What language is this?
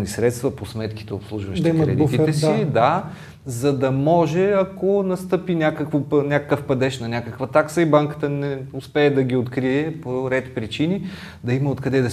Bulgarian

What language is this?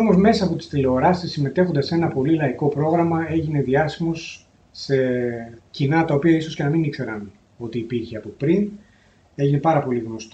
Greek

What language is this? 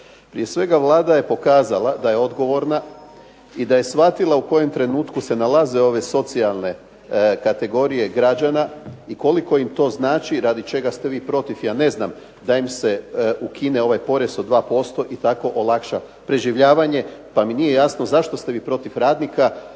Croatian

